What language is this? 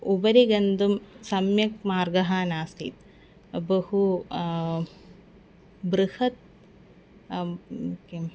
Sanskrit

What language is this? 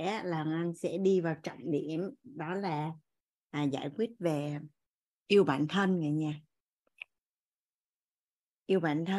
Vietnamese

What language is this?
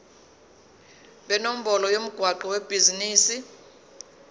Zulu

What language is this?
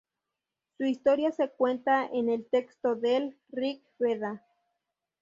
Spanish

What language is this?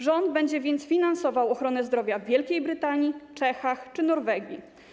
Polish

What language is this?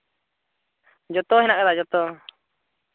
Santali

